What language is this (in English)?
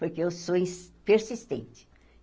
Portuguese